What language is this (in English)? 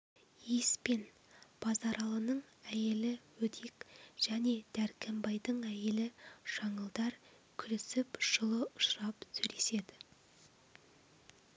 Kazakh